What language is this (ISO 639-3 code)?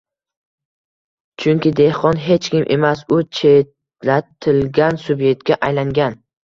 uzb